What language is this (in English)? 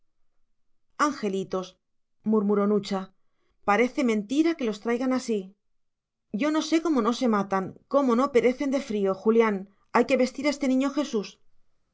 Spanish